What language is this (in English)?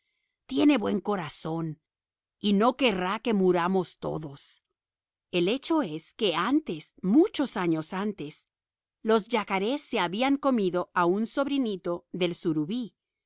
Spanish